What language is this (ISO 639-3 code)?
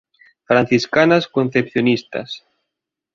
glg